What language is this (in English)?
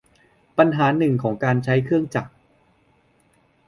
Thai